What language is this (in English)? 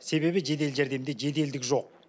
Kazakh